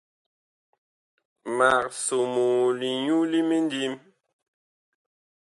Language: Bakoko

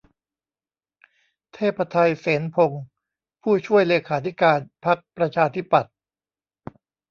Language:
Thai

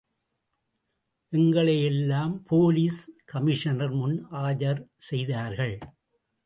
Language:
Tamil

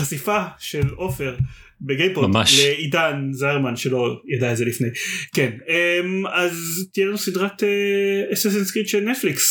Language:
Hebrew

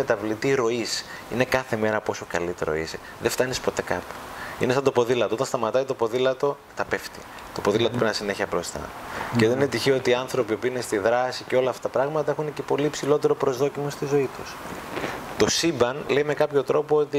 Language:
Greek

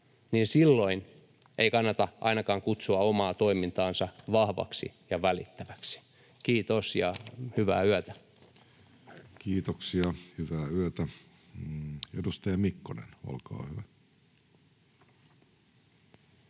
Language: Finnish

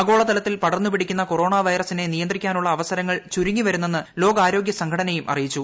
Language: Malayalam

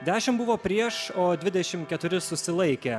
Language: Lithuanian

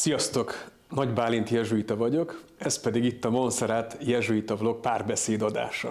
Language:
Hungarian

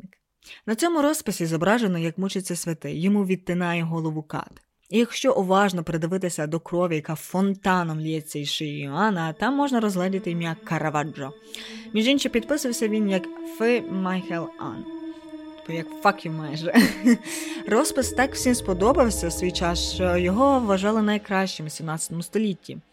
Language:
Ukrainian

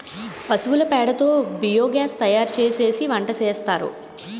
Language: Telugu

